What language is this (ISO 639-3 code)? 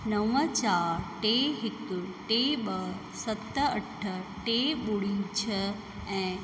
snd